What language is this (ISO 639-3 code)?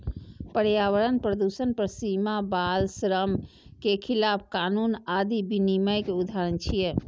mai